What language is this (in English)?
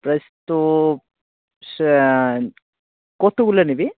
Bangla